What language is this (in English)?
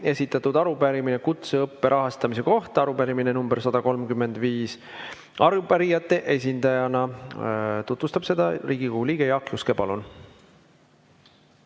Estonian